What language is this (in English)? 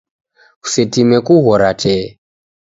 Taita